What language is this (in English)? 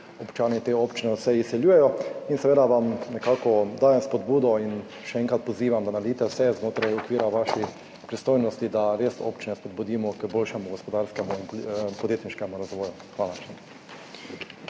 Slovenian